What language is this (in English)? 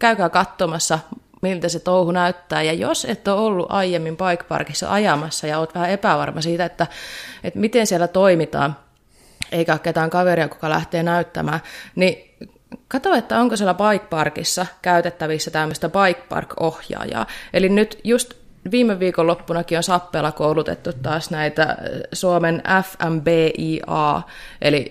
Finnish